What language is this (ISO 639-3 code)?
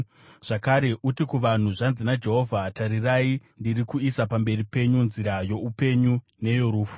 sna